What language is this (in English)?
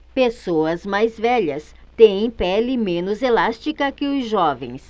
Portuguese